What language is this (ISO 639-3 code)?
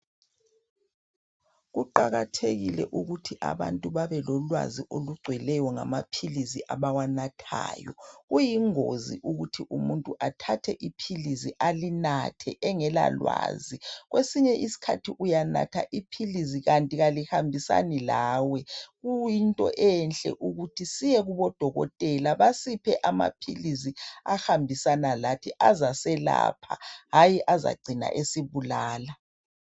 nde